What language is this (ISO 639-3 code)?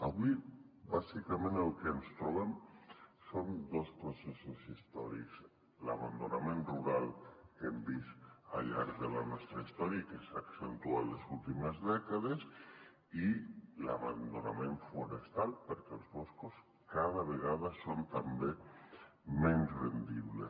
cat